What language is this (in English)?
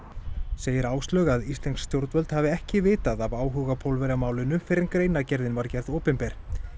Icelandic